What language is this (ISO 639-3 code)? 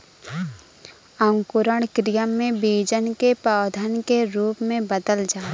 bho